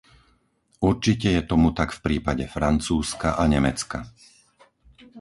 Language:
Slovak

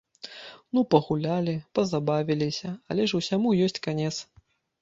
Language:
Belarusian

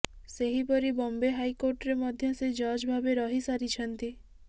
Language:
Odia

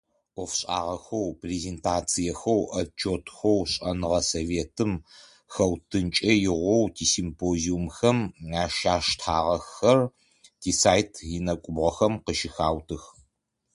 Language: Adyghe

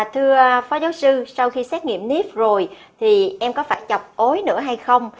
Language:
Vietnamese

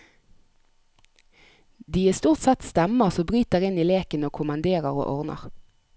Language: Norwegian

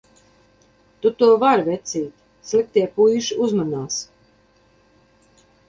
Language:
Latvian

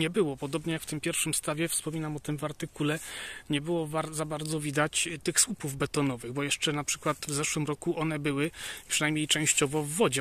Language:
Polish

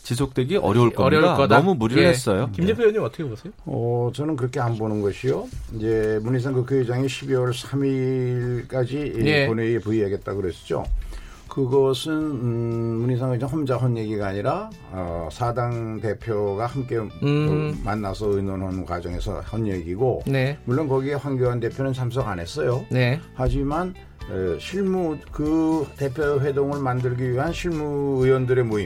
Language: Korean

